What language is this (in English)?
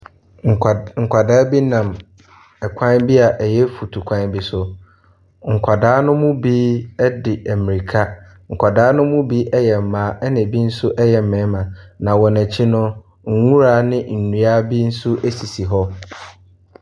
Akan